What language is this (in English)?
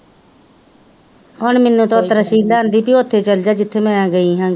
Punjabi